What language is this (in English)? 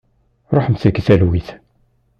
Kabyle